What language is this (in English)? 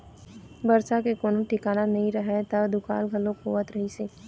Chhattisgarhi